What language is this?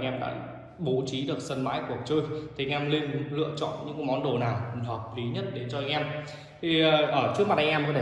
Vietnamese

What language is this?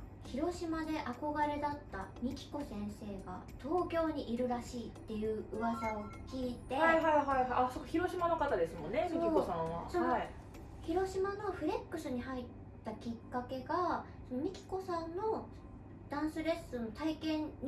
Japanese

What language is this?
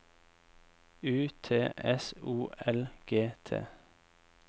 Norwegian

